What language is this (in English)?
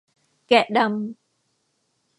Thai